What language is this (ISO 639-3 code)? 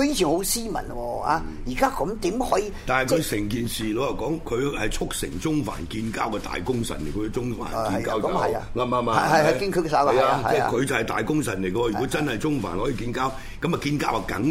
zho